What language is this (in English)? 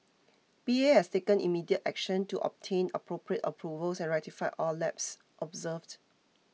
English